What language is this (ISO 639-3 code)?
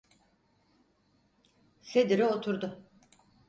tur